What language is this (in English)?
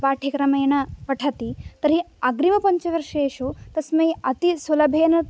Sanskrit